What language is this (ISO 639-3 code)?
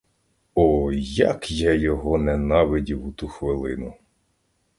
ukr